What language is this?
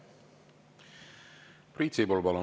Estonian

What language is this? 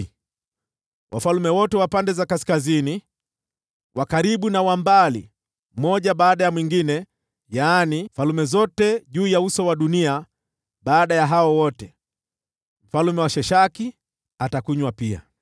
Swahili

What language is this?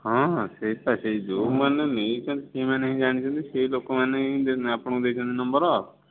Odia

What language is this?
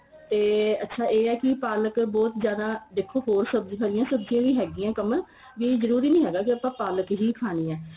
Punjabi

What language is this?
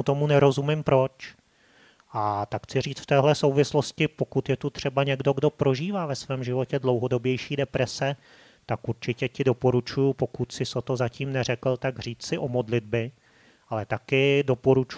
Czech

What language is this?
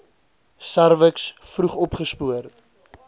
Afrikaans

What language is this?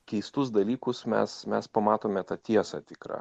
Lithuanian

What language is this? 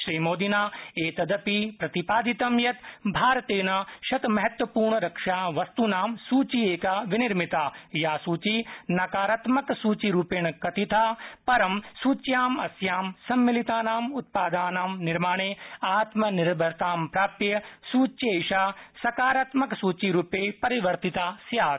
Sanskrit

